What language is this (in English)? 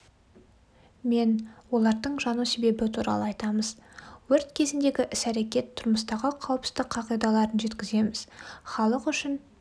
Kazakh